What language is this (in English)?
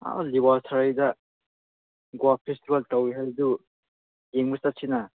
Manipuri